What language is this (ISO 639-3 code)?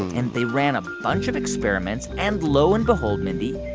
eng